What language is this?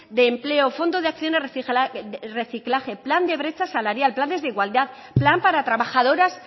Spanish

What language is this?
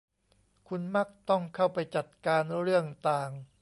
Thai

